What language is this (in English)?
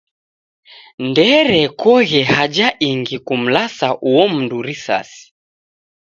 Taita